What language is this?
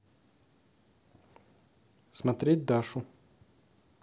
Russian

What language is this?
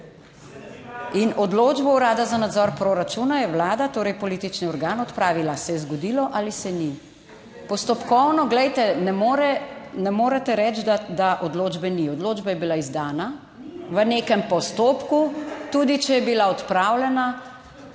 Slovenian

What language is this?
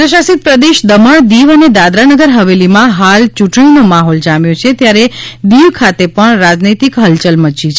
Gujarati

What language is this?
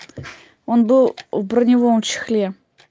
Russian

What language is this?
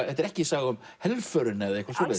Icelandic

